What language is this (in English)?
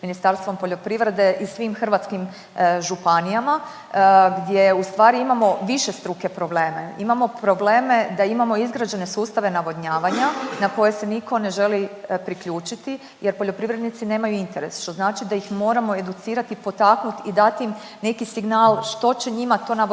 Croatian